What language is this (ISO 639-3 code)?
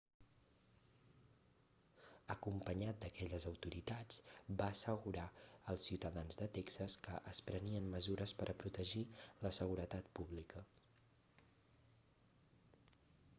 cat